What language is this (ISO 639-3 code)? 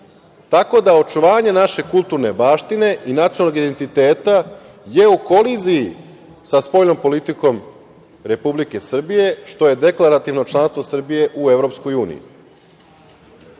srp